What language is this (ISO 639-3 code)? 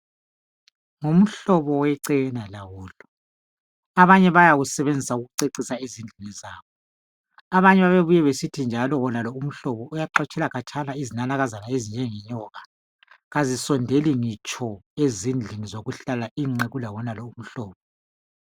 nde